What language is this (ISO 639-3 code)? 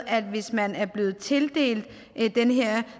dan